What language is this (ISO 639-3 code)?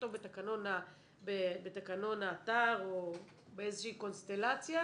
heb